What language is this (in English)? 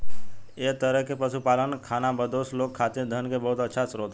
Bhojpuri